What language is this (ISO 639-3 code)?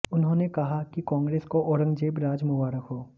hin